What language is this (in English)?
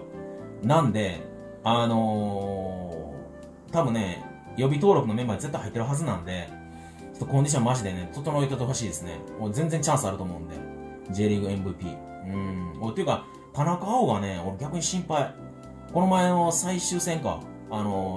Japanese